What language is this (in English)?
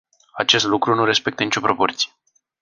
Romanian